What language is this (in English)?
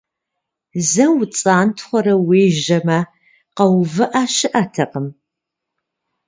Kabardian